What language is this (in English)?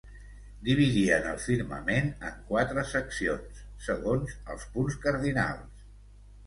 Catalan